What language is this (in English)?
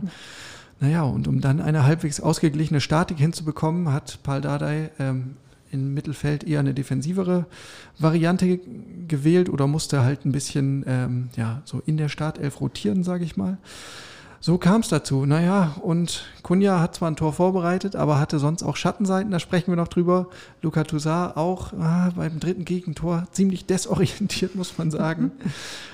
German